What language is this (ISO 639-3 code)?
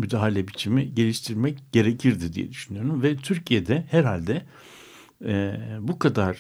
tur